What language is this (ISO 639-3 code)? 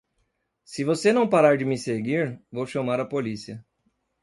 por